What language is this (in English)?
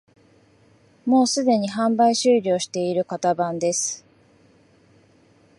Japanese